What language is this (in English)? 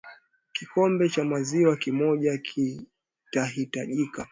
Swahili